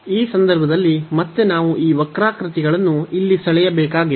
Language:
Kannada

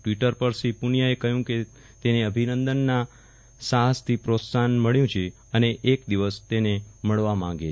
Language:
Gujarati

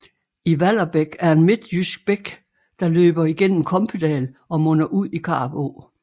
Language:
Danish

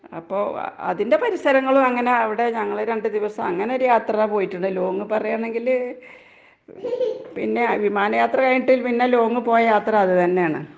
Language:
Malayalam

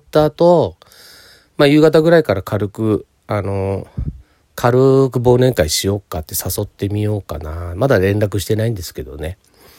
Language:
Japanese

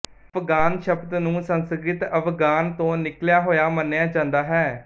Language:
Punjabi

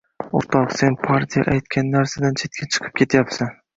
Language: Uzbek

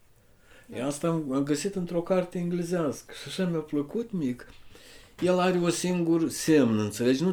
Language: Romanian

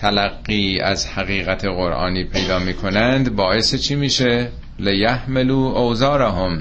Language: Persian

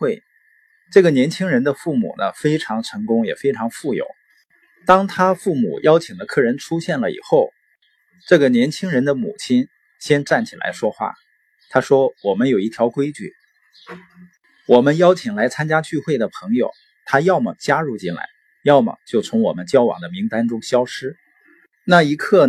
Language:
Chinese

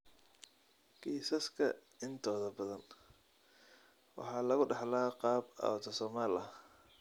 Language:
Somali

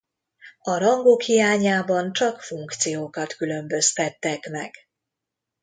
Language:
Hungarian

